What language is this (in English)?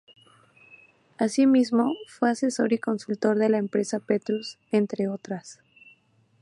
Spanish